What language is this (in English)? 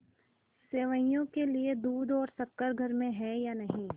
Hindi